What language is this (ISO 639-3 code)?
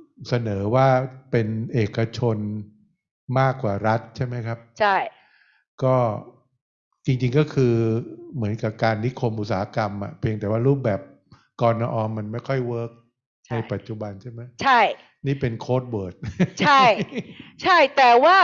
tha